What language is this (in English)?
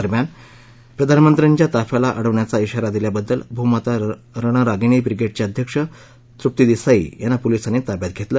Marathi